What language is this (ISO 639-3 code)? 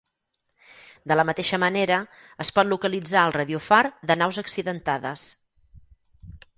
cat